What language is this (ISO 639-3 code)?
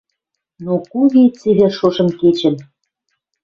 mrj